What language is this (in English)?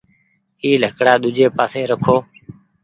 Goaria